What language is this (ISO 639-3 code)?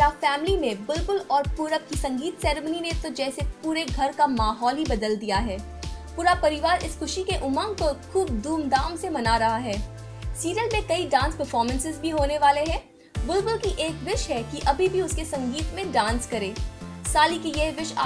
hin